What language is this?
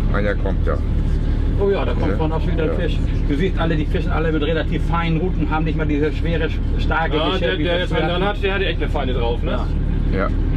German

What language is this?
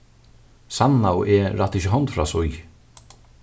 Faroese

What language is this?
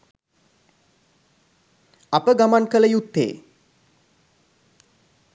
Sinhala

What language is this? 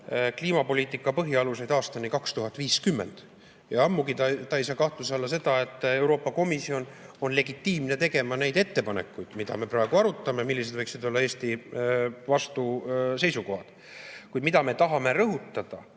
Estonian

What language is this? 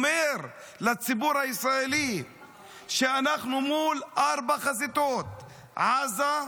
Hebrew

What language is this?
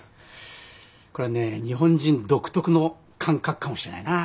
Japanese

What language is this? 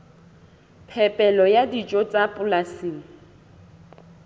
Southern Sotho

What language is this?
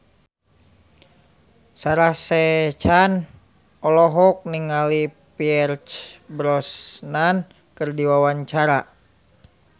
Sundanese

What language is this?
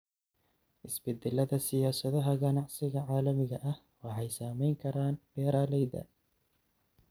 Somali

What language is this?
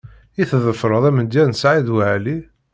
Kabyle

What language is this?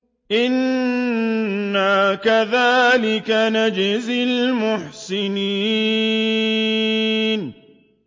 Arabic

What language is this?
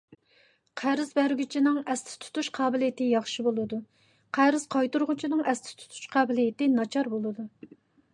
Uyghur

